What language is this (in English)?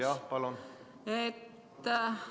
Estonian